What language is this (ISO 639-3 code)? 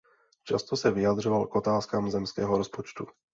ces